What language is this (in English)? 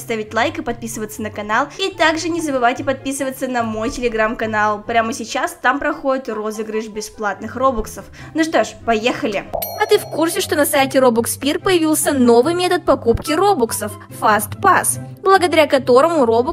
Russian